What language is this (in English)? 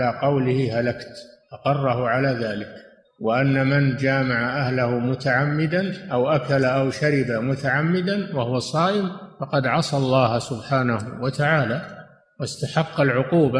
Arabic